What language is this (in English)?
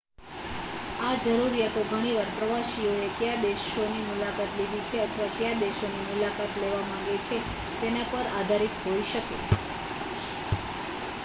Gujarati